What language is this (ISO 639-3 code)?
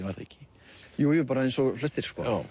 isl